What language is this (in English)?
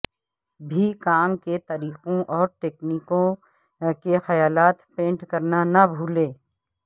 Urdu